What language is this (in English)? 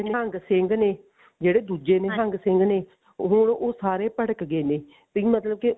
Punjabi